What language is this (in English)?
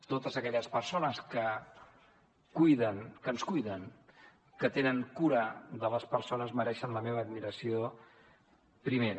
Catalan